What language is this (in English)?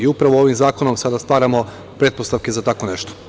Serbian